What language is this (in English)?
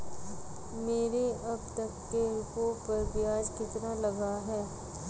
Hindi